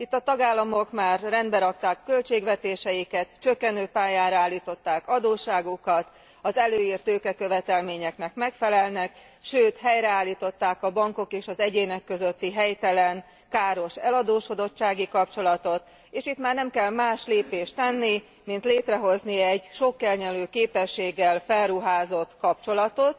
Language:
Hungarian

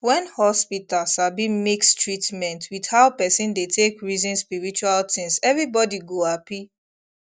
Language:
Nigerian Pidgin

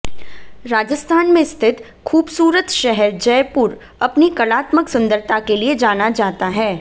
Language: Hindi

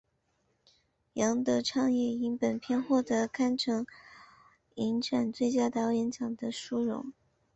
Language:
Chinese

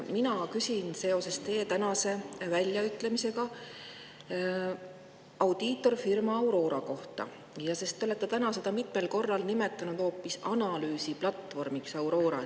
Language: Estonian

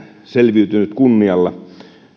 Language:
Finnish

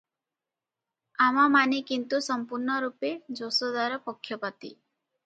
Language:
Odia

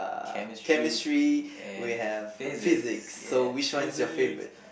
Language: English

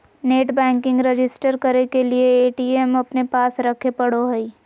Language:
Magahi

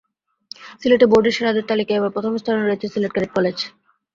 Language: Bangla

